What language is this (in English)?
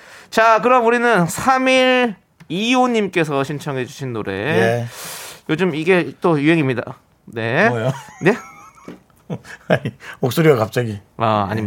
Korean